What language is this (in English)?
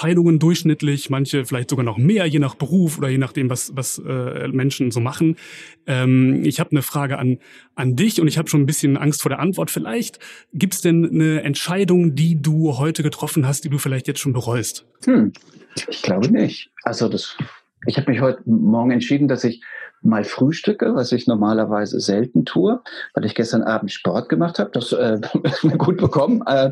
German